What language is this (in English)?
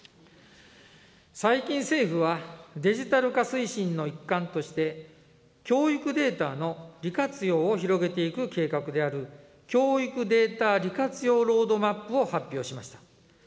Japanese